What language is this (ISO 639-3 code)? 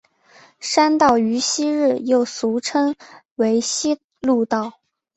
zho